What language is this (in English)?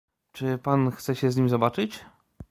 Polish